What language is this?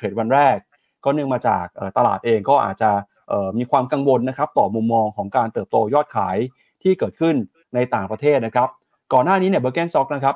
Thai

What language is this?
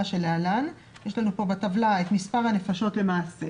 Hebrew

